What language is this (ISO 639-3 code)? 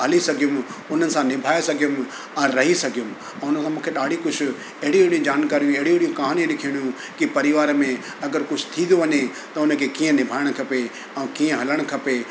snd